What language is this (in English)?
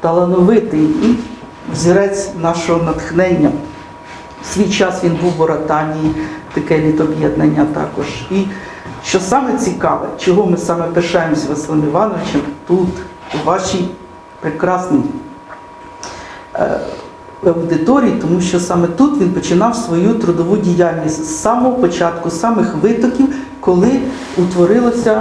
Ukrainian